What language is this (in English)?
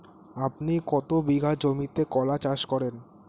Bangla